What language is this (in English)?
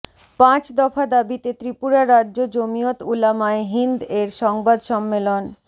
Bangla